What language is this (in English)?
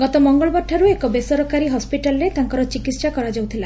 Odia